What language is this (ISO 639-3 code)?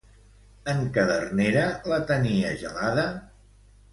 cat